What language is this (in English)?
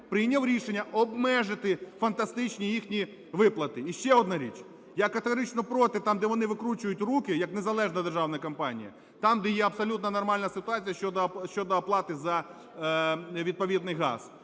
Ukrainian